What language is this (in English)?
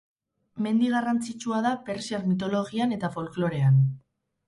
Basque